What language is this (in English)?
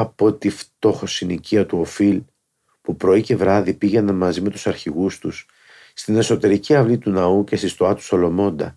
Greek